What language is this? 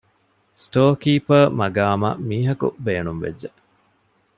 Divehi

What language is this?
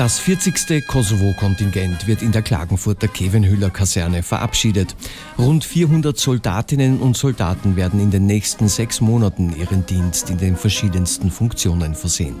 German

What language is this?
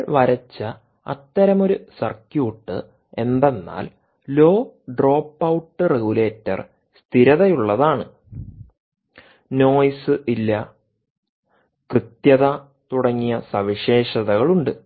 Malayalam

